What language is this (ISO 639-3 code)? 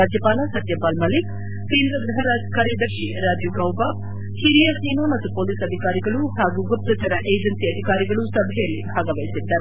kan